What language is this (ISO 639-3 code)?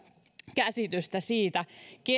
fin